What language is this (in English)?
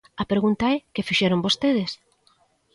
Galician